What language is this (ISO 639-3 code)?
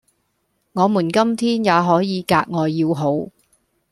yue